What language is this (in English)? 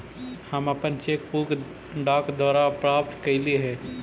Magahi